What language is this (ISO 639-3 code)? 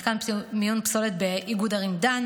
heb